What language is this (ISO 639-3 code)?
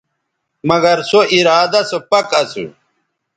btv